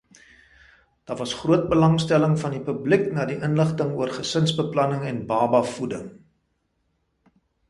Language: Afrikaans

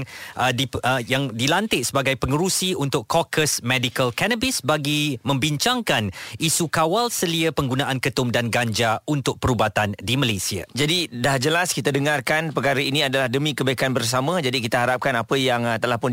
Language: Malay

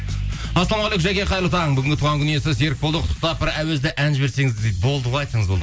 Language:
Kazakh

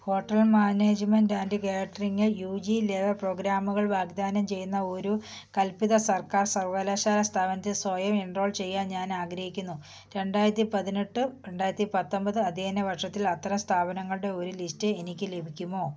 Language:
Malayalam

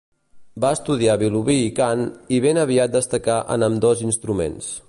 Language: Catalan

